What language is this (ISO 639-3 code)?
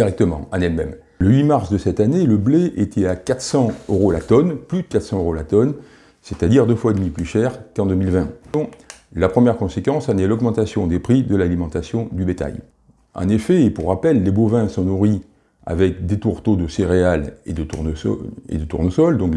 fra